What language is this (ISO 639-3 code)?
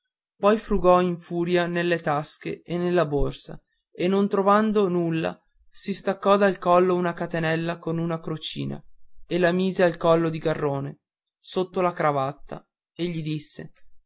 ita